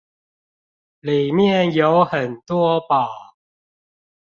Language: Chinese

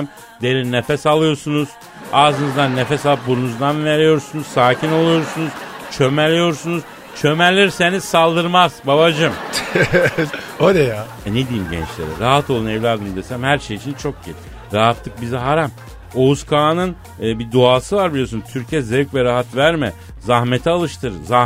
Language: Turkish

